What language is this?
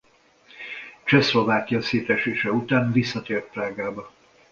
Hungarian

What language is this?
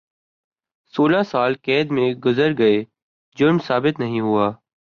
Urdu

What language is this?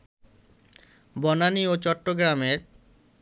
Bangla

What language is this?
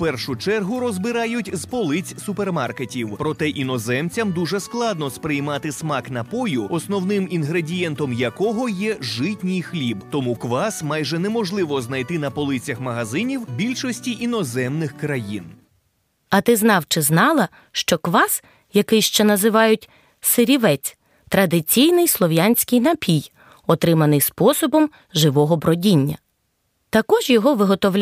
Ukrainian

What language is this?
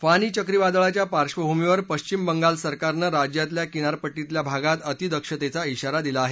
Marathi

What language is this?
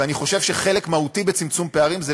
Hebrew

